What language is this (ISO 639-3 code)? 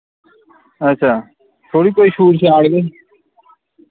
doi